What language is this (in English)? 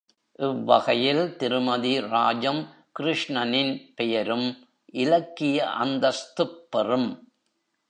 Tamil